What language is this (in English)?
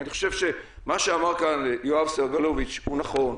Hebrew